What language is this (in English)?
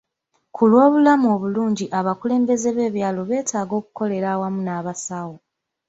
Ganda